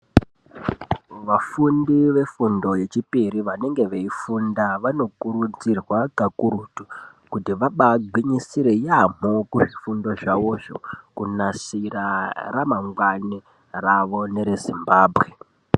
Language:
Ndau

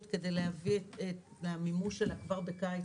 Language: Hebrew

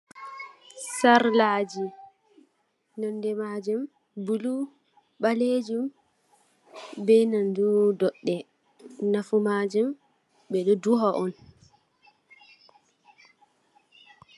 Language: Fula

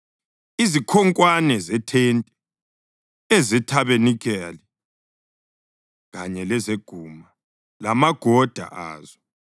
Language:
North Ndebele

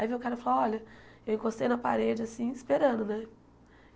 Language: Portuguese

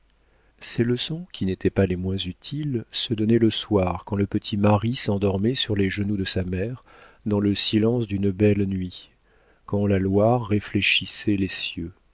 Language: French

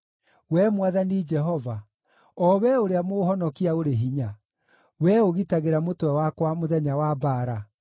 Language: Kikuyu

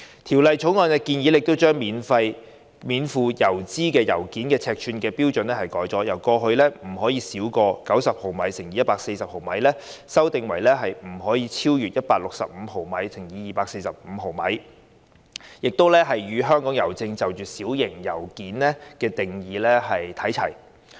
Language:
Cantonese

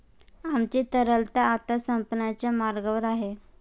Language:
Marathi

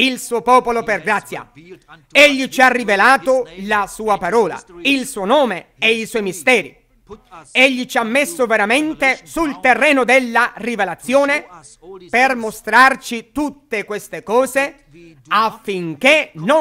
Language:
Italian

